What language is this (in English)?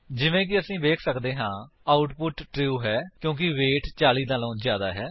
Punjabi